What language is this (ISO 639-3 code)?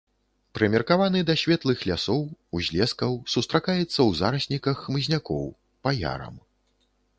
bel